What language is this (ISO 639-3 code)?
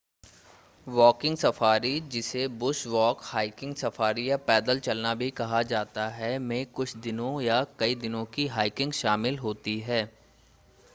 hin